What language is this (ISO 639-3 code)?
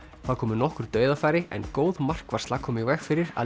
isl